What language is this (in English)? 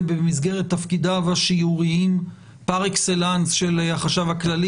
Hebrew